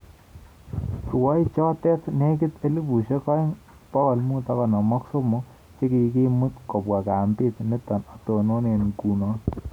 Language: Kalenjin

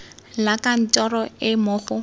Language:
Tswana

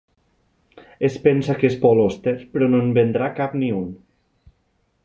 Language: Catalan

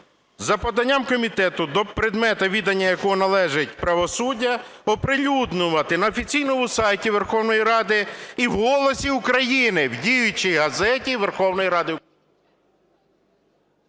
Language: Ukrainian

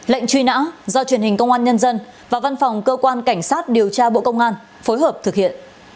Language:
Vietnamese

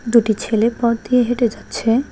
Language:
Bangla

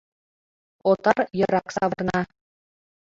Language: Mari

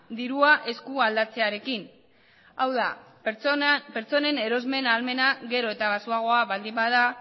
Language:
Basque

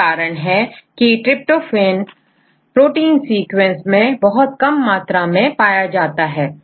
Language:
Hindi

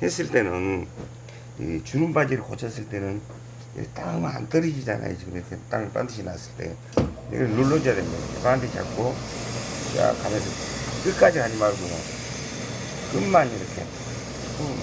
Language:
Korean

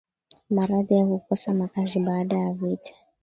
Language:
Swahili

